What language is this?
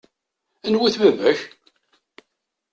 Kabyle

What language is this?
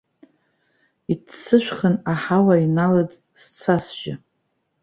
Abkhazian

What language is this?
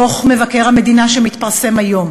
Hebrew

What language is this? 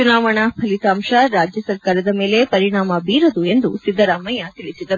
Kannada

